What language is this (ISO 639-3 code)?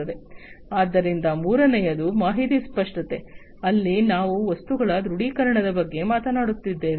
kan